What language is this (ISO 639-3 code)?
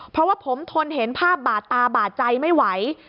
tha